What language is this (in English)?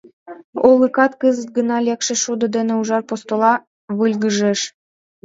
Mari